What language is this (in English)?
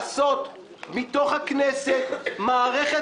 Hebrew